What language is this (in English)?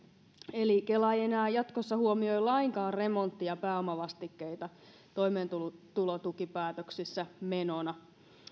Finnish